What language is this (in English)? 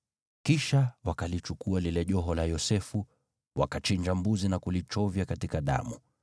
Swahili